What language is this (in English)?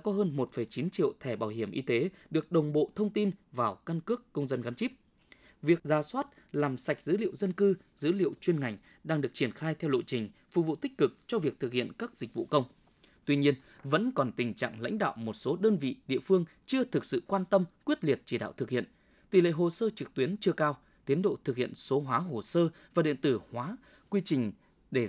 Vietnamese